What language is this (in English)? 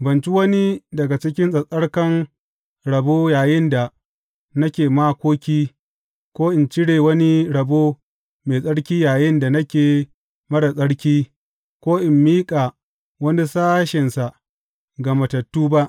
Hausa